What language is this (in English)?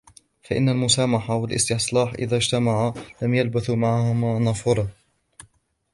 Arabic